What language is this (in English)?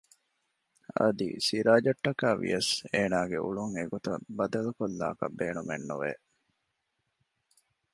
Divehi